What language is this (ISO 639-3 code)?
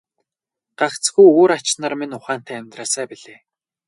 mon